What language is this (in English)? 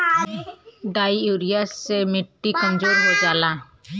Bhojpuri